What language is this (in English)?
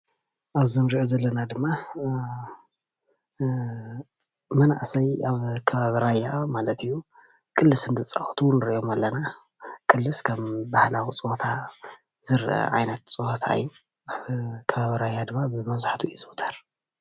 Tigrinya